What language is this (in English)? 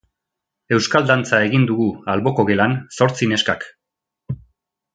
Basque